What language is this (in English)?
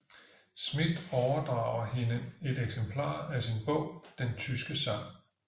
Danish